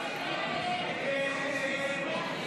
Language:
Hebrew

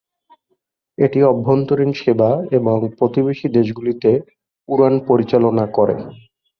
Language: Bangla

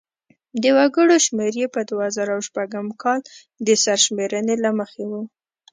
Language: Pashto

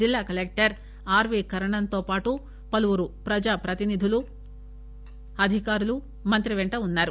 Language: Telugu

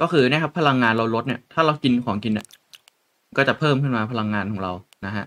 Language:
Thai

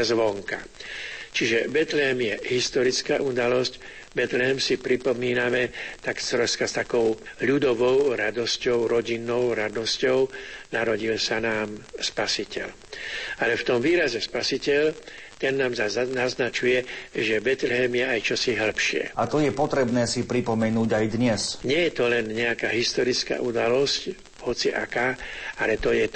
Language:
Slovak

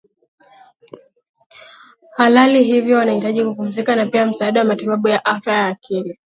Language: Swahili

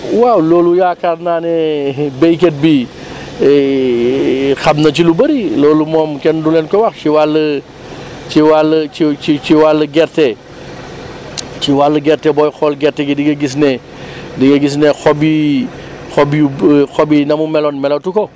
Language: Wolof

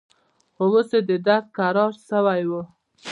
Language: Pashto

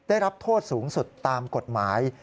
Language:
Thai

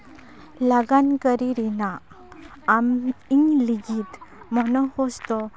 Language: Santali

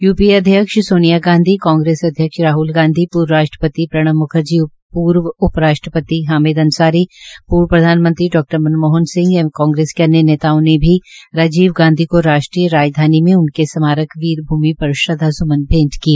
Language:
Hindi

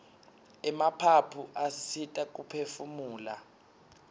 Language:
Swati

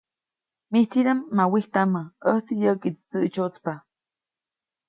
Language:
Copainalá Zoque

